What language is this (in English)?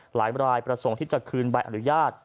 Thai